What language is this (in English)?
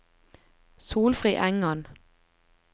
Norwegian